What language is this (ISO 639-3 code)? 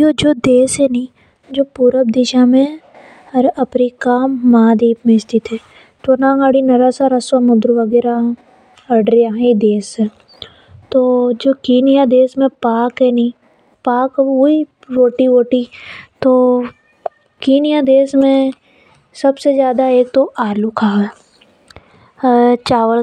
hoj